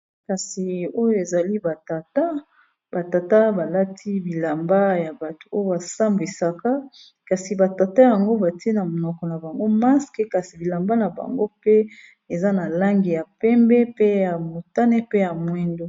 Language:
Lingala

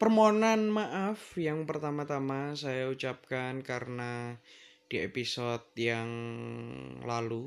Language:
Indonesian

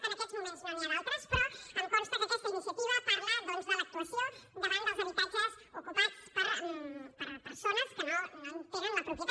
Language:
Catalan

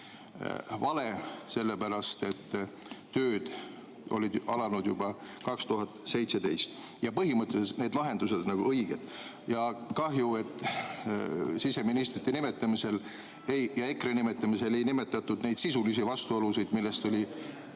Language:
Estonian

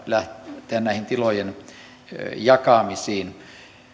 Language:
Finnish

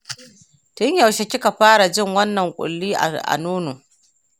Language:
Hausa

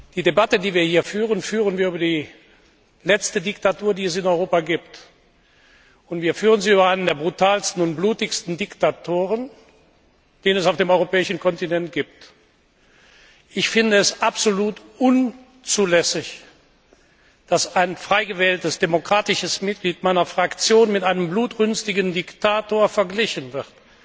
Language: German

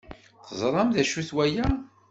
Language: Kabyle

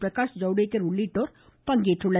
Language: Tamil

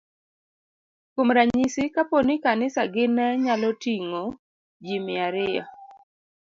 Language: Luo (Kenya and Tanzania)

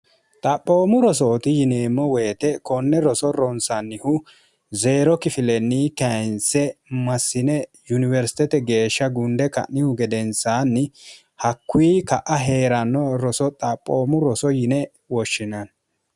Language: Sidamo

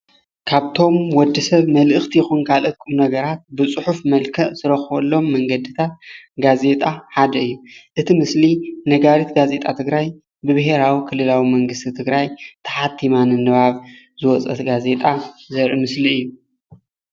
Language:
Tigrinya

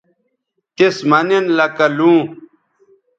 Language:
Bateri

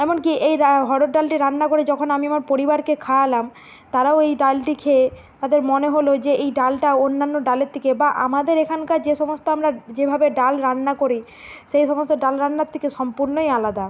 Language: Bangla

